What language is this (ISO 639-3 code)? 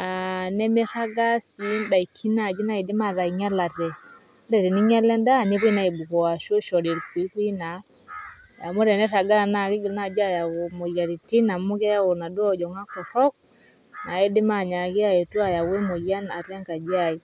mas